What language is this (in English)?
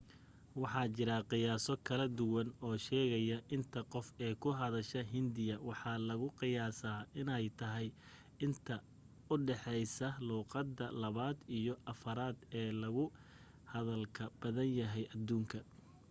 Somali